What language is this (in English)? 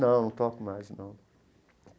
Portuguese